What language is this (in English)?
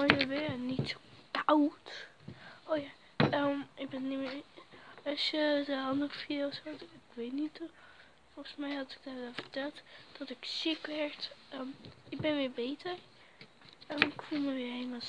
Dutch